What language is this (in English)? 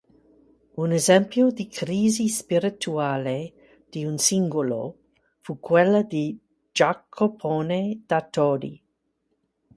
Italian